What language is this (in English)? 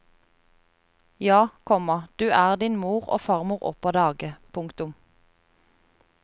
Norwegian